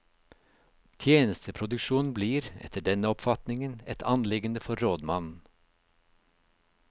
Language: Norwegian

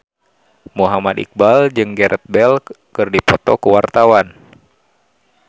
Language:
Sundanese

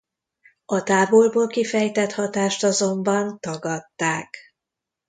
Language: Hungarian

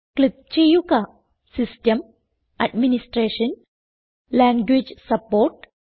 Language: Malayalam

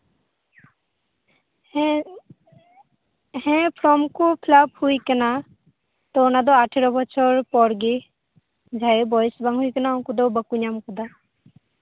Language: Santali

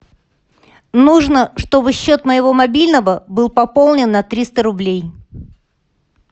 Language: Russian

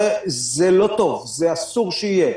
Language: Hebrew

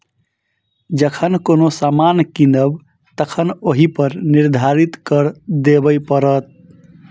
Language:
Maithili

